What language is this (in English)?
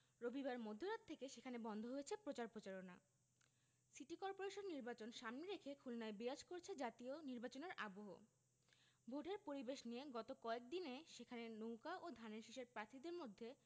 Bangla